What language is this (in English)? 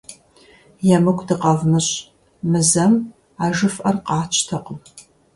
Kabardian